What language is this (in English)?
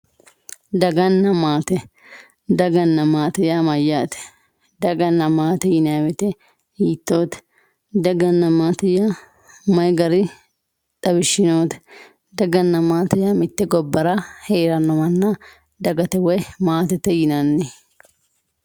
Sidamo